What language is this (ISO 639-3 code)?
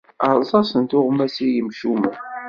kab